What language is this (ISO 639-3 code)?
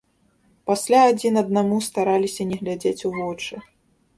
bel